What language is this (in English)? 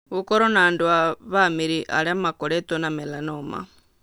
Kikuyu